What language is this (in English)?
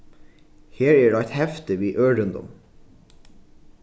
Faroese